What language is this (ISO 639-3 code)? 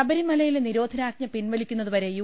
mal